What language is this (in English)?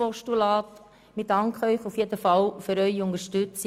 Swiss German